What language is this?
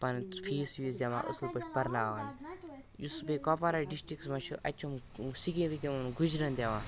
Kashmiri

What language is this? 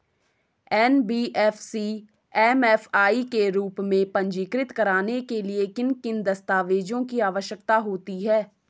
Hindi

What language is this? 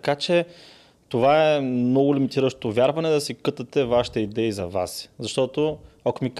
Bulgarian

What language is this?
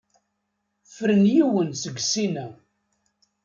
Kabyle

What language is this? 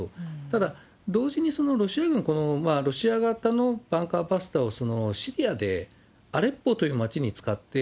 Japanese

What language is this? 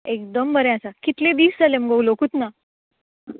Konkani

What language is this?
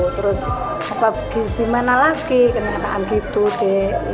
Indonesian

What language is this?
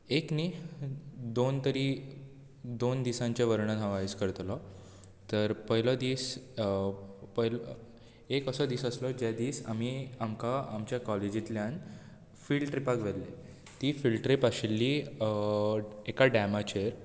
Konkani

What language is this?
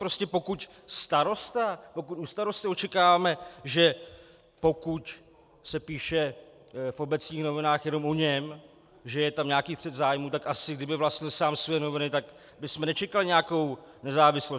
Czech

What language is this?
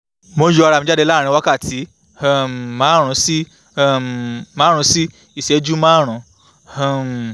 Yoruba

